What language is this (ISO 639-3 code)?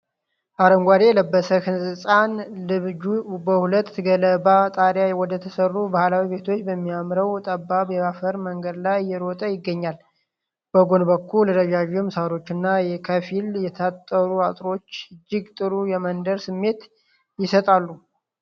amh